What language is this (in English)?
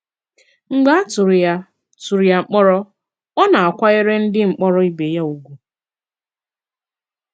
Igbo